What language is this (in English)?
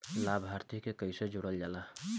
Bhojpuri